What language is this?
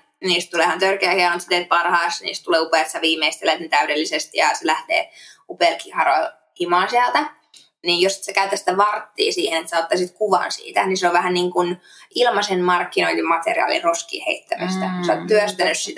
Finnish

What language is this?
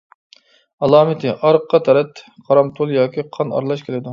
Uyghur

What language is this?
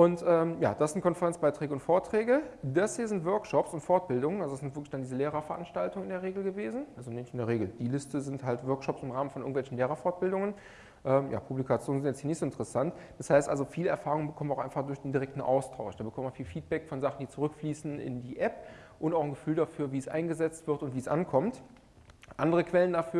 German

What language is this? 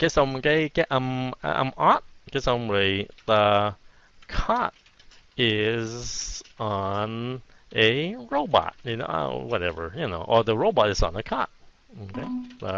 Vietnamese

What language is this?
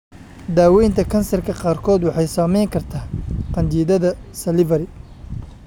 Somali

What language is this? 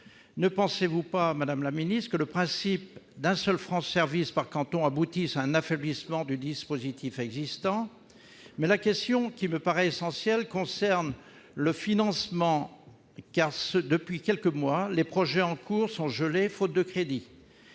French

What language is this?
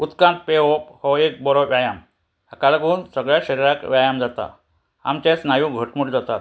Konkani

